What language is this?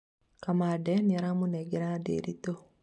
Kikuyu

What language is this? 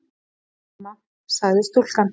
Icelandic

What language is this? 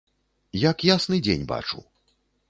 Belarusian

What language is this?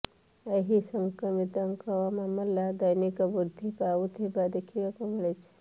Odia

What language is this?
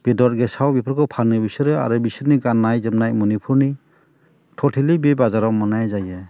Bodo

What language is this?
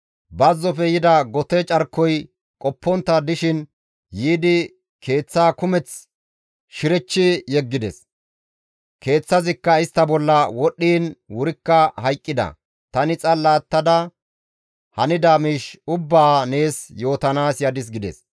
Gamo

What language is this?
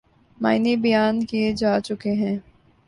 Urdu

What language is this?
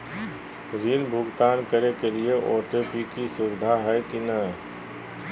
Magahi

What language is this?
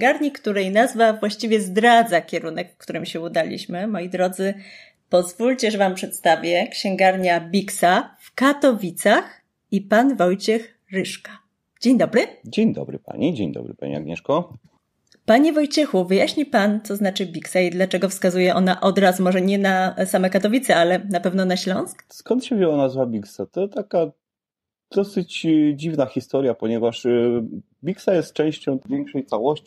Polish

